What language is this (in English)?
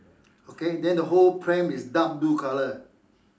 English